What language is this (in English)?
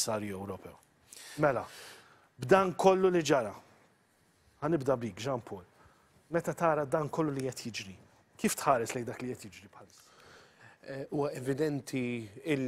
Arabic